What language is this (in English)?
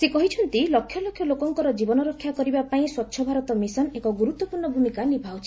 Odia